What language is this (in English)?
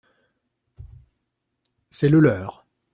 French